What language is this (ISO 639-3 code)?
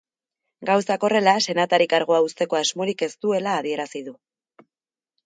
eus